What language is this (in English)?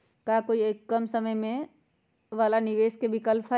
Magahi